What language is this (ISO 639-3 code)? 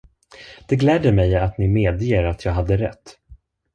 swe